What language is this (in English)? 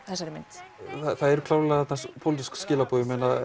Icelandic